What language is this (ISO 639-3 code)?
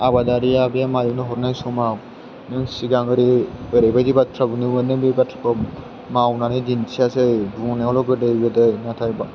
brx